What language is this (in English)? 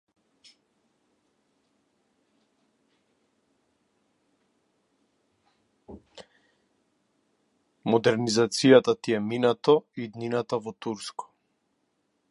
Macedonian